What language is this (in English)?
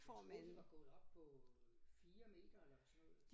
Danish